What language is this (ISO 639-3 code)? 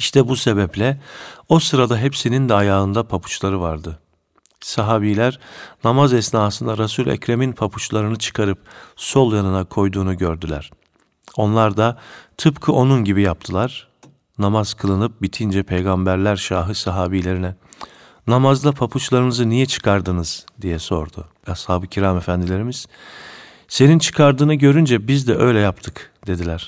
tur